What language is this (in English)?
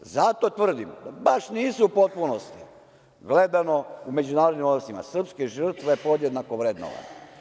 Serbian